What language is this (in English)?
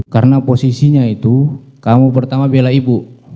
Indonesian